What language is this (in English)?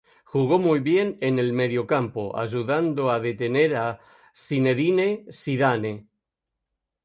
Spanish